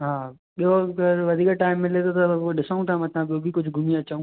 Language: Sindhi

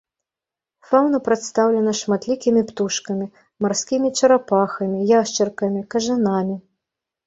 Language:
Belarusian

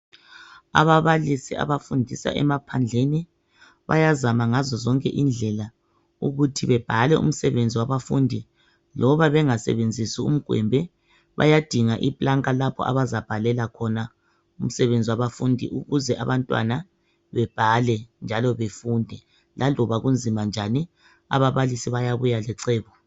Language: North Ndebele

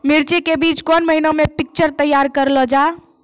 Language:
Maithili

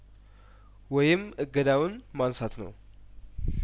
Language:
Amharic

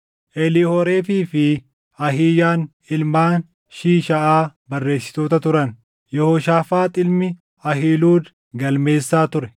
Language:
Oromo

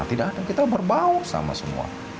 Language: Indonesian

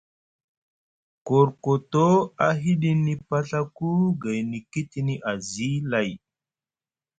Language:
Musgu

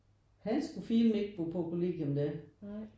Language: Danish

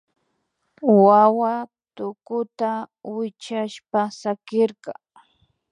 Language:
Imbabura Highland Quichua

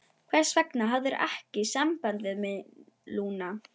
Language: Icelandic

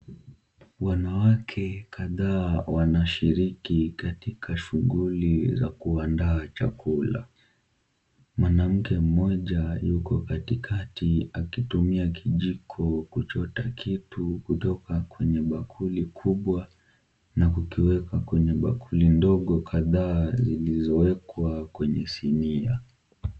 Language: Swahili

